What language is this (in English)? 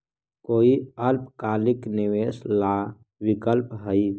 Magahi